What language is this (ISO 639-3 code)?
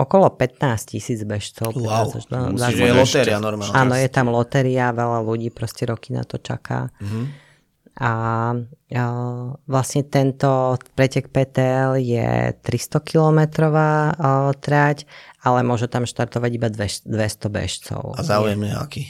slk